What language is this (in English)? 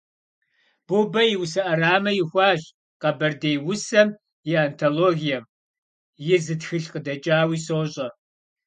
Kabardian